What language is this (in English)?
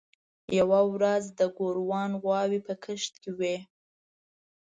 Pashto